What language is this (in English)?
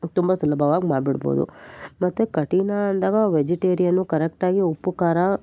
Kannada